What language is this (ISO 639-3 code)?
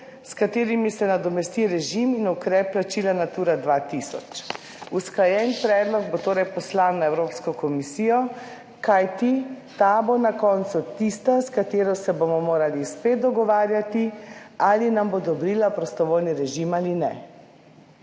slv